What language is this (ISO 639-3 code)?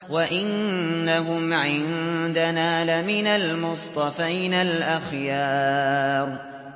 ara